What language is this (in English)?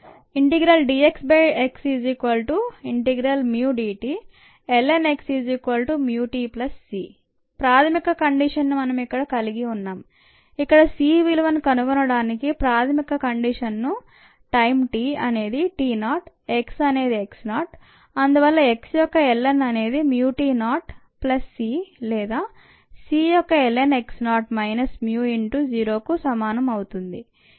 Telugu